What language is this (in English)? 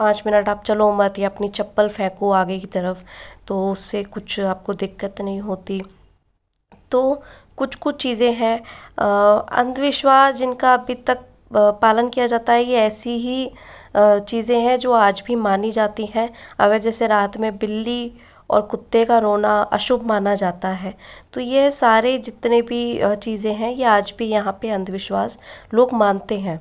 Hindi